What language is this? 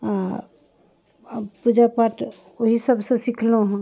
Maithili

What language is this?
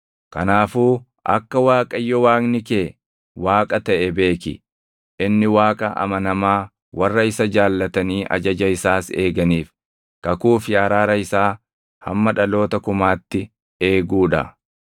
Oromo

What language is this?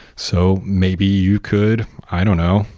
English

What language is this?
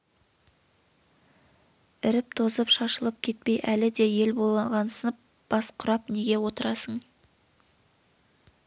Kazakh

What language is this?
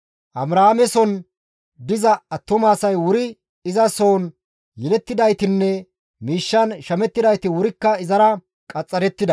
Gamo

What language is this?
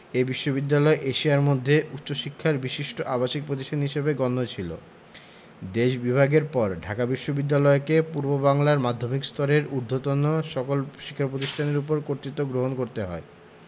Bangla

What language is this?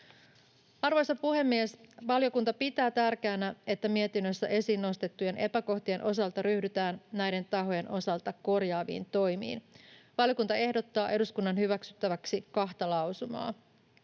Finnish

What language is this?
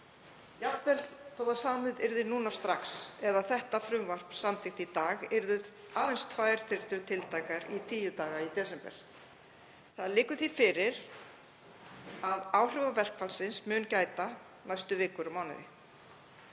Icelandic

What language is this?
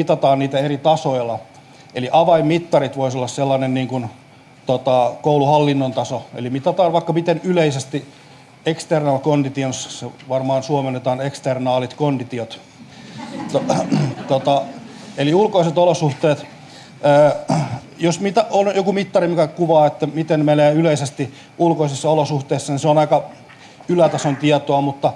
Finnish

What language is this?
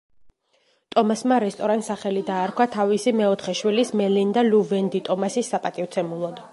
Georgian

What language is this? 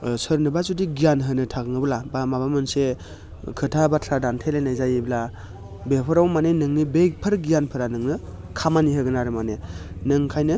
Bodo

